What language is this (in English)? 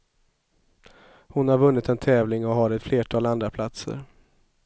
Swedish